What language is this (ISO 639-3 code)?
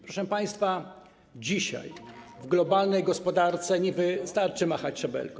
pol